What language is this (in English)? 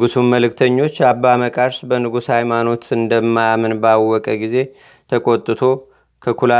Amharic